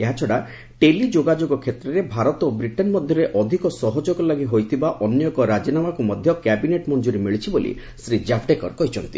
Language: Odia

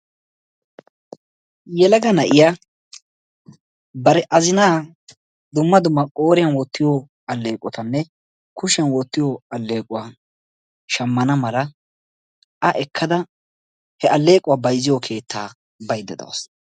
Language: Wolaytta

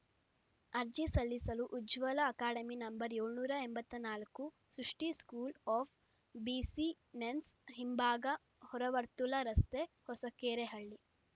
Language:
Kannada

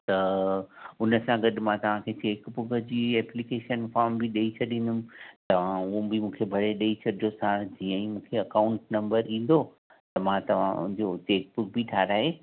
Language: Sindhi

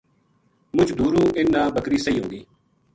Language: Gujari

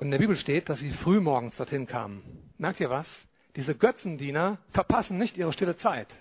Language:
German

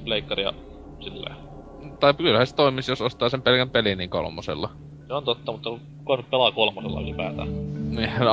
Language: Finnish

